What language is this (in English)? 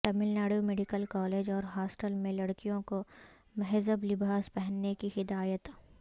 Urdu